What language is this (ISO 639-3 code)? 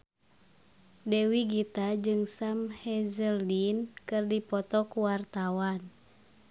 sun